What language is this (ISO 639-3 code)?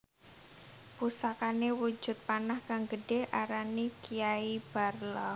jav